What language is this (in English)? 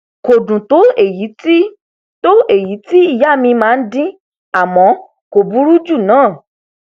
Yoruba